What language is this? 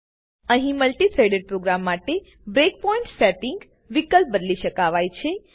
Gujarati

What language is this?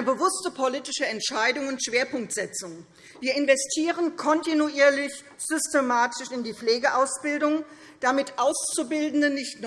German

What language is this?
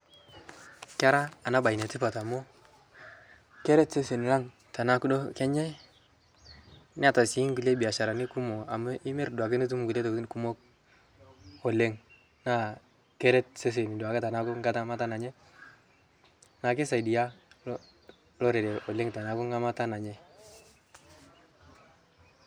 Masai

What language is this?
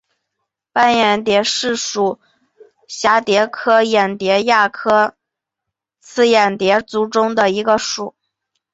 Chinese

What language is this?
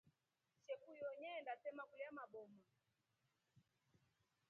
Rombo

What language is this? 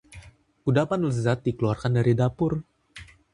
Indonesian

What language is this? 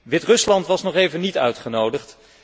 Dutch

